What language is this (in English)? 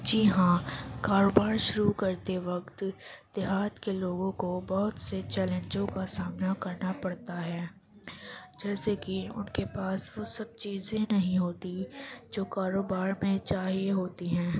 Urdu